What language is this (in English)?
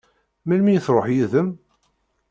Kabyle